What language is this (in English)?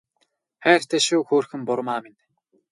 Mongolian